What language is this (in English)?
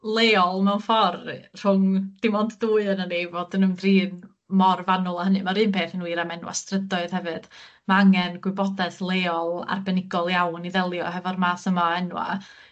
Welsh